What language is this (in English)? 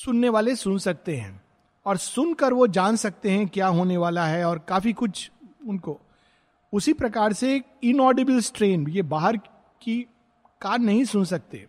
Hindi